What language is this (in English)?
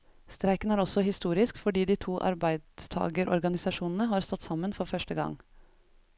Norwegian